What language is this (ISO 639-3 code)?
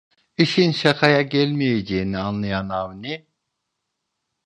tur